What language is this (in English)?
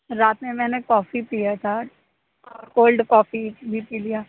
Urdu